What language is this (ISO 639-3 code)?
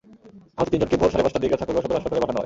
ben